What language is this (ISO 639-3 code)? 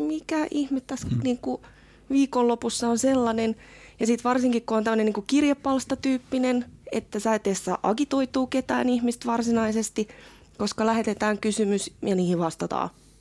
fin